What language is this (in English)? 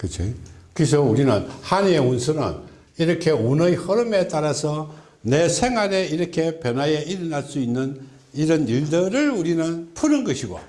Korean